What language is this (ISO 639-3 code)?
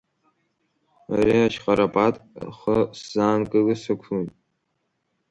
abk